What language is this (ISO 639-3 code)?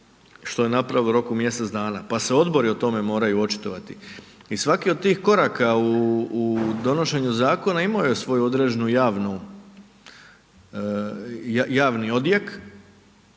hrv